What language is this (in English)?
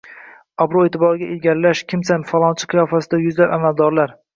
Uzbek